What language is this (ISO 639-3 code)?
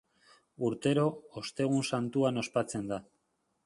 eus